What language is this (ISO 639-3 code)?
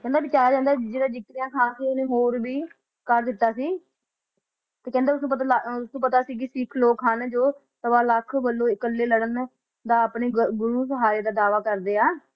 pan